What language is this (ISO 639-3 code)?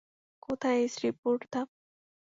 ben